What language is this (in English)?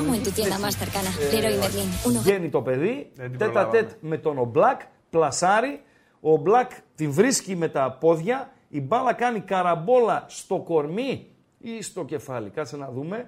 Greek